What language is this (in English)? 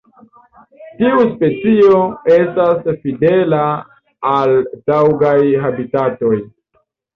Esperanto